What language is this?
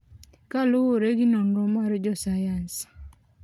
Luo (Kenya and Tanzania)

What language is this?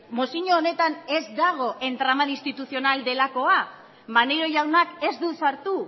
Basque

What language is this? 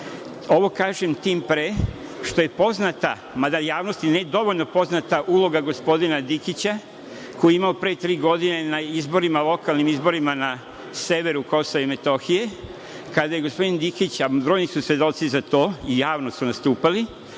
Serbian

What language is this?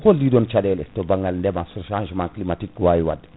Fula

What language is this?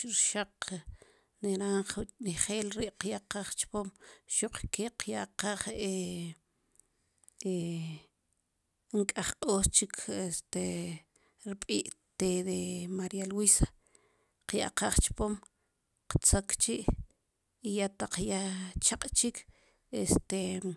Sipacapense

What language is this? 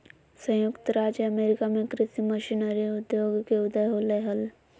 Magahi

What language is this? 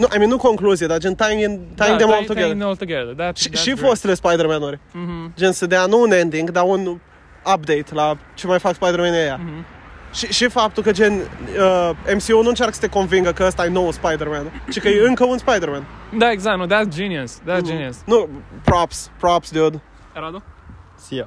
Romanian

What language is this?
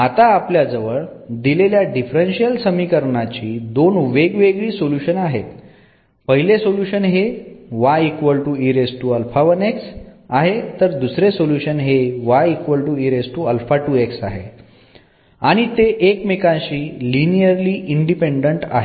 Marathi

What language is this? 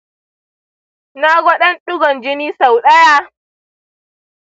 Hausa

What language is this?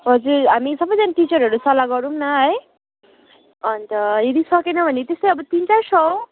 Nepali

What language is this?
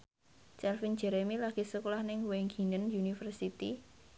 Javanese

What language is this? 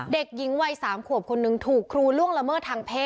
Thai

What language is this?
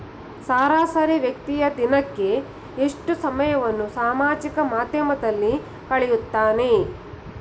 Kannada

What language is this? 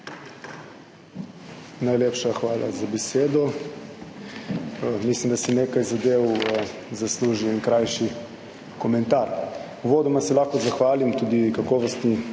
Slovenian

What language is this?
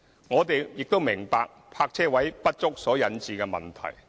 Cantonese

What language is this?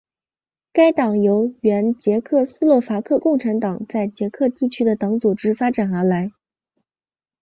Chinese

